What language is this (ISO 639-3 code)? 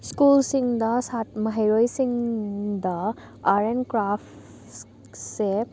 mni